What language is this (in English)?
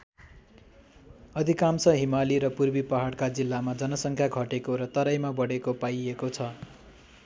Nepali